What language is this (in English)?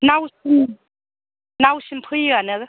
Bodo